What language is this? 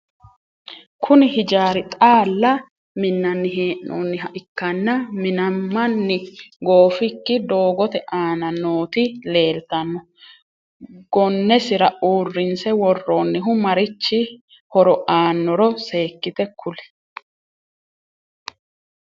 Sidamo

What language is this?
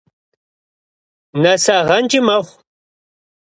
Kabardian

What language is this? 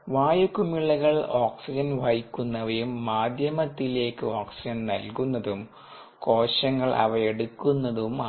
Malayalam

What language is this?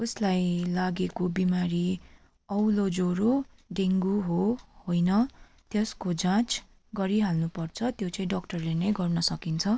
Nepali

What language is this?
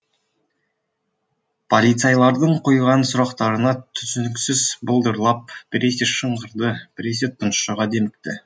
Kazakh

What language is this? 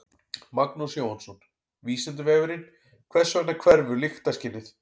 Icelandic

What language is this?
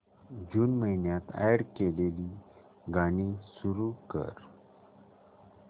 Marathi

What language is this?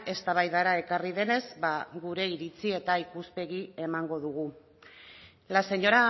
Basque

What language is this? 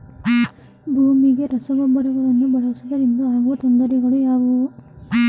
Kannada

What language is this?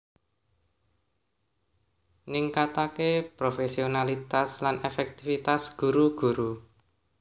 Javanese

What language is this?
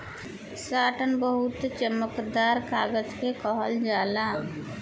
Bhojpuri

